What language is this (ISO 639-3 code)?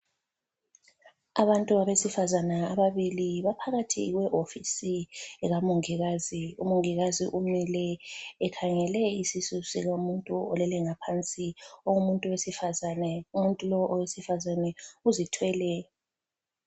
nde